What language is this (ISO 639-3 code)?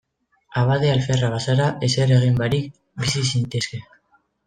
eus